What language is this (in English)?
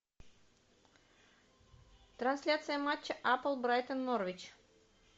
Russian